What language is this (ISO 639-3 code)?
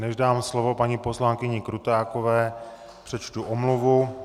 ces